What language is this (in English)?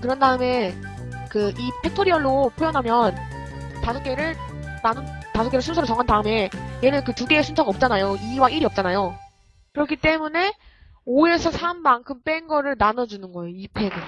Korean